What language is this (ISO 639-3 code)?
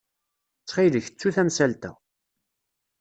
kab